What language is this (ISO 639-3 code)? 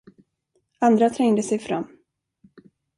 swe